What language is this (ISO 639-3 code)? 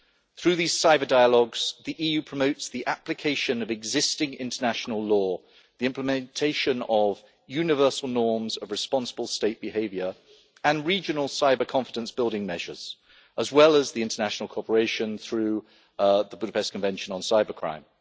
eng